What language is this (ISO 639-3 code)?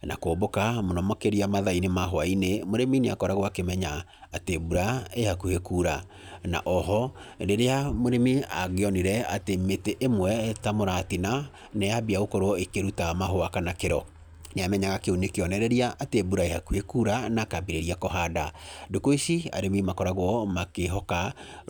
kik